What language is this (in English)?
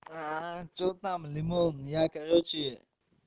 Russian